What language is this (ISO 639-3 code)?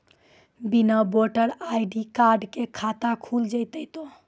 mai